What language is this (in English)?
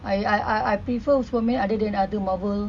English